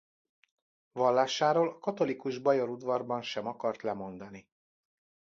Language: Hungarian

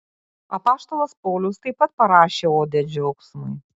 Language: Lithuanian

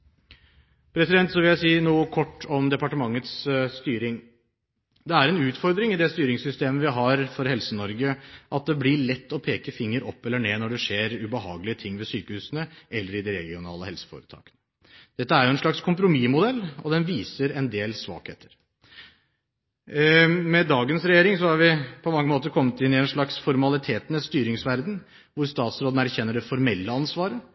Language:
Norwegian Bokmål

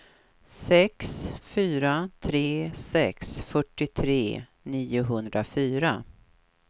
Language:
Swedish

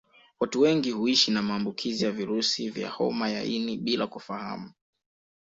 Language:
Swahili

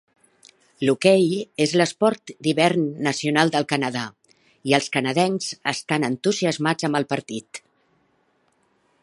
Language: Catalan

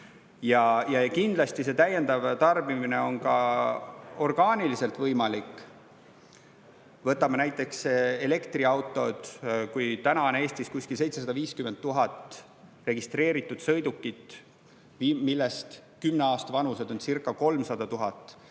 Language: Estonian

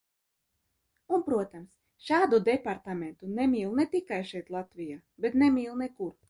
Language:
Latvian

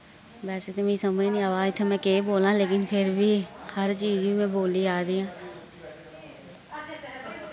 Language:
Dogri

